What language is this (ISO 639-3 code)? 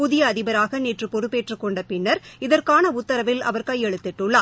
tam